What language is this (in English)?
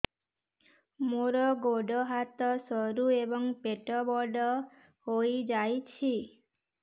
Odia